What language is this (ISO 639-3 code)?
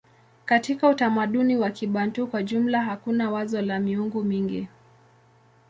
swa